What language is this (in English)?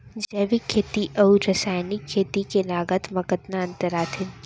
Chhattisgarhi